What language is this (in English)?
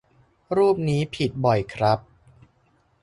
Thai